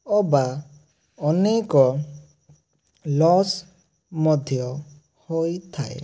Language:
Odia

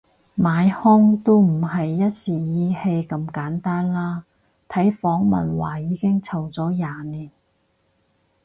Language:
Cantonese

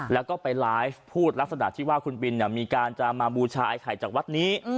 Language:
Thai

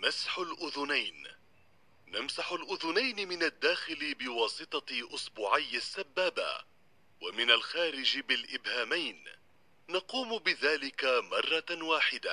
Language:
Arabic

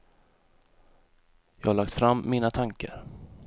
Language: Swedish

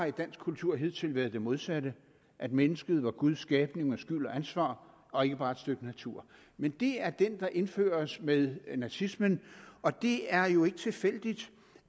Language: Danish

